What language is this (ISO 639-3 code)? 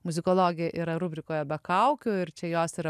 lit